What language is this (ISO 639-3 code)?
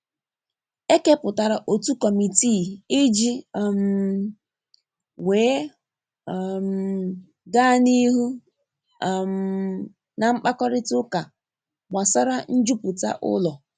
ibo